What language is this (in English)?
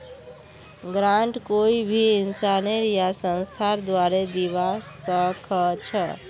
Magahi